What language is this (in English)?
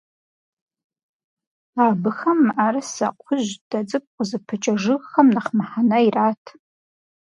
Kabardian